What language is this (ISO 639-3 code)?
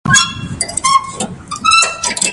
pus